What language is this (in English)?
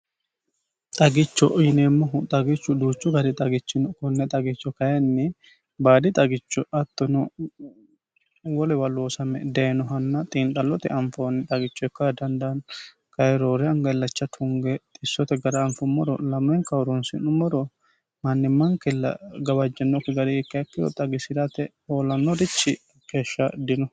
Sidamo